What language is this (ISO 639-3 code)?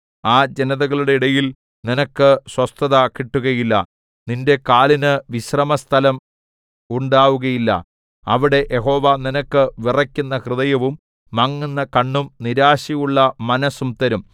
mal